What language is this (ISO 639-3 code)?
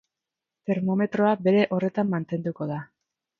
eus